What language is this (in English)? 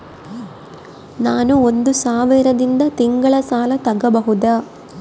Kannada